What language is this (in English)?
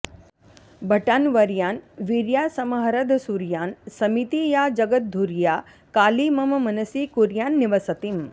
Sanskrit